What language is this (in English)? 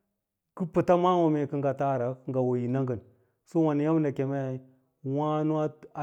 Lala-Roba